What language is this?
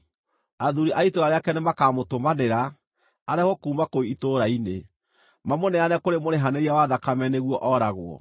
Kikuyu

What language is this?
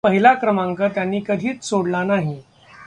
Marathi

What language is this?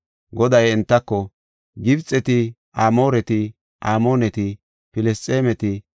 Gofa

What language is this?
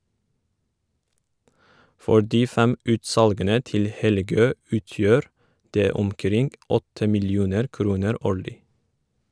Norwegian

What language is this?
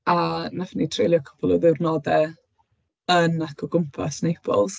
Welsh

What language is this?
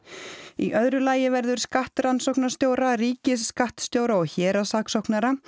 Icelandic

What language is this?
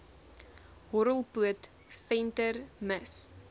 Afrikaans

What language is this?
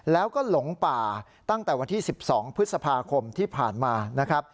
Thai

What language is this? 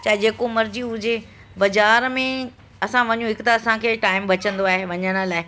Sindhi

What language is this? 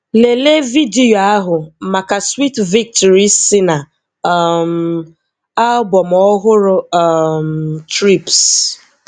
Igbo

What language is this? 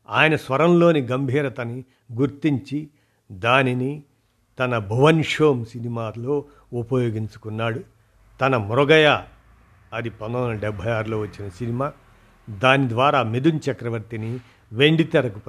Telugu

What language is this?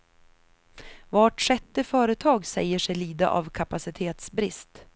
Swedish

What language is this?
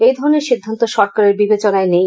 Bangla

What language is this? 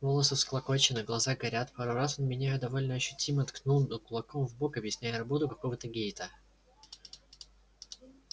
Russian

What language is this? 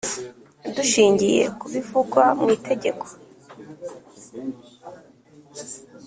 Kinyarwanda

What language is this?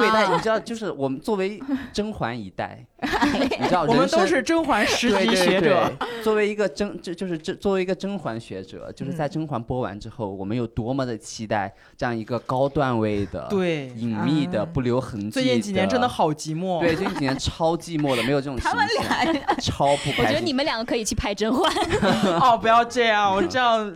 Chinese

